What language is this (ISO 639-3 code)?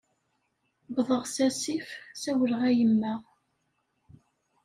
kab